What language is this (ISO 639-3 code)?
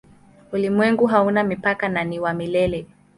swa